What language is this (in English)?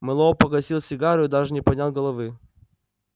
Russian